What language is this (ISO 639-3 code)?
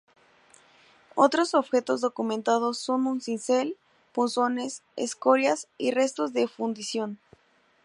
spa